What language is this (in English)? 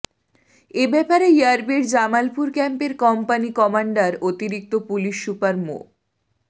Bangla